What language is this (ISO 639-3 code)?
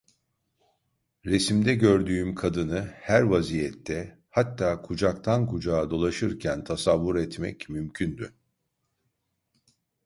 tur